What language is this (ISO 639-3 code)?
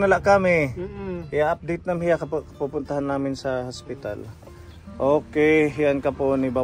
fil